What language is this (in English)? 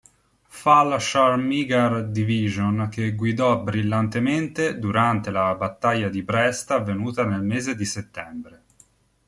Italian